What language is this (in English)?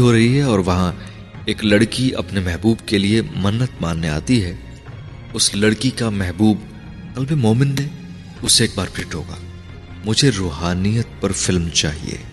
Urdu